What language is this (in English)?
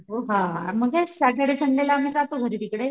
Marathi